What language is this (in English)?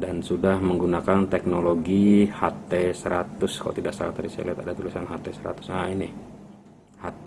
Indonesian